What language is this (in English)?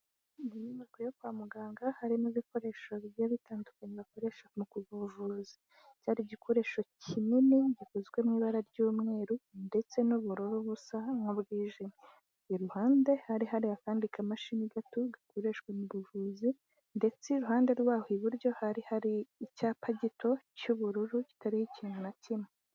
Kinyarwanda